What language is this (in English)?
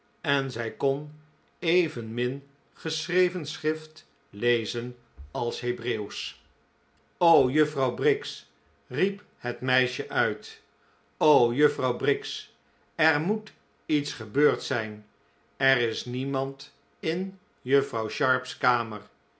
Dutch